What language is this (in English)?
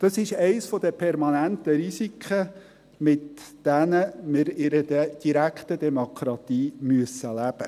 Swiss German